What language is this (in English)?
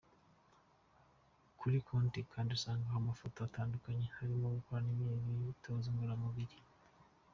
Kinyarwanda